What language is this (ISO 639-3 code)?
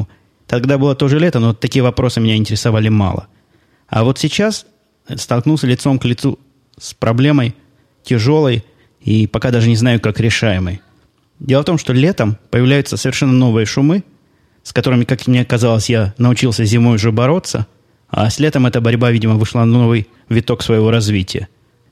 rus